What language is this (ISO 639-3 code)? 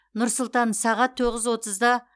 kaz